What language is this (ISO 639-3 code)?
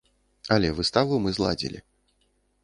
bel